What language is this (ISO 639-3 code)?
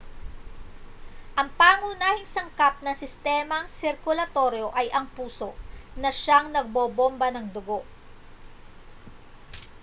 fil